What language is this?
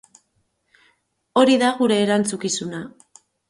Basque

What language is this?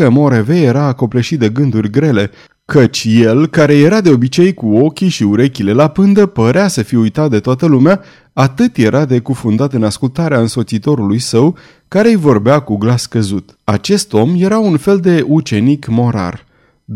Romanian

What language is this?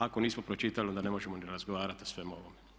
Croatian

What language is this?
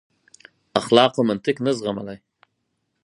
Pashto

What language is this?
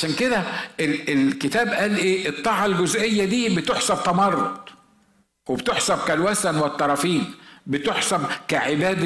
Arabic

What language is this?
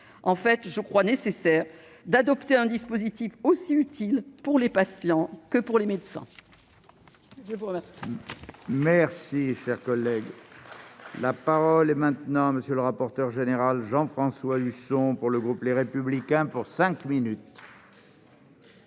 French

